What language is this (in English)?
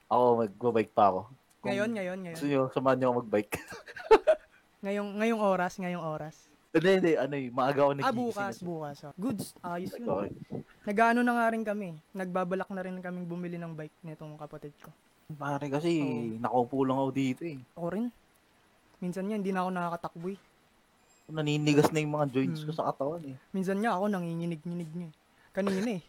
Filipino